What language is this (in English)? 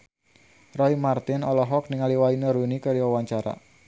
Sundanese